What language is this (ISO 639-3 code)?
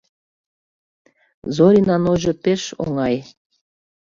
chm